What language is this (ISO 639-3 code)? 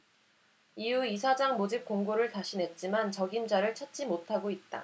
kor